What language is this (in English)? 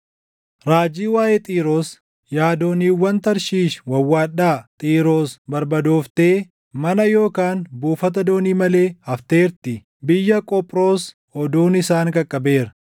Oromo